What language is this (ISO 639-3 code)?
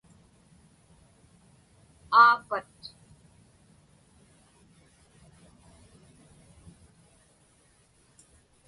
ipk